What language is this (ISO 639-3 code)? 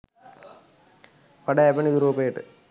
sin